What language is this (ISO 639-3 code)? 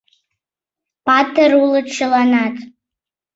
chm